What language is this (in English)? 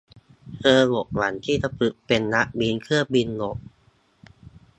Thai